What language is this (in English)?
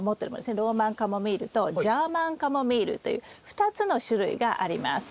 Japanese